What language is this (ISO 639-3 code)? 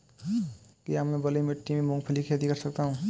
hin